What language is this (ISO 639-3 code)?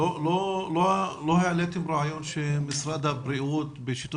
heb